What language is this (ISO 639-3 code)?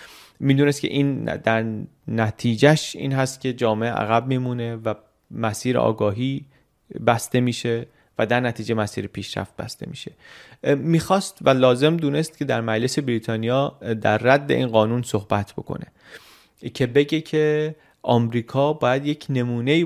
fas